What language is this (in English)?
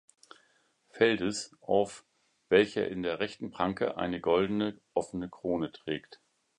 German